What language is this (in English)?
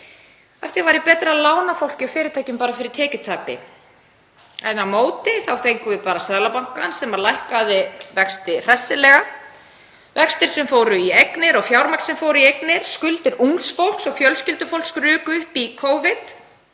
Icelandic